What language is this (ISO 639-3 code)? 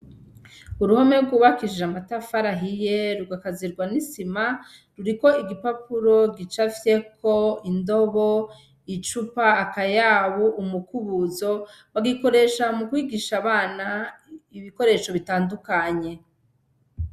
run